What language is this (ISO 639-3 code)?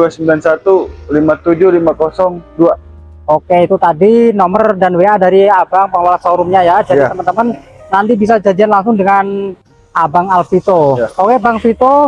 ind